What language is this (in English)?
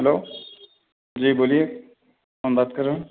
Urdu